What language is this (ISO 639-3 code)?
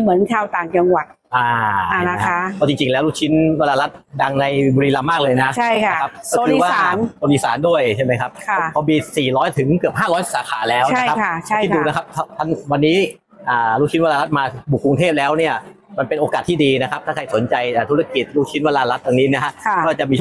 tha